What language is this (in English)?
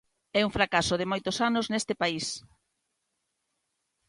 Galician